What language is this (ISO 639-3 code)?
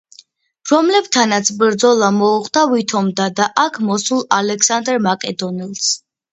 kat